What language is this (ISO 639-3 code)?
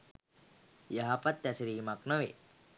sin